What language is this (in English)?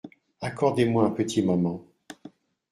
French